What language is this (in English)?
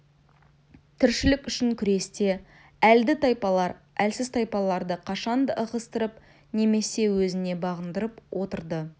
Kazakh